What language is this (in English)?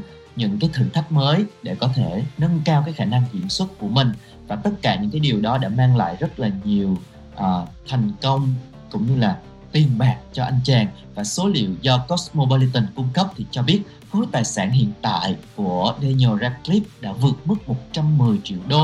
Vietnamese